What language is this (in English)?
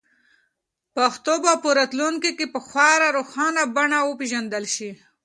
Pashto